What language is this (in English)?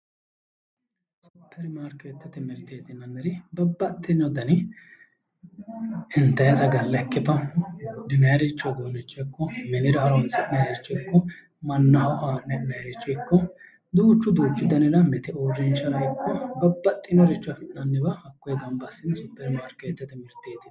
Sidamo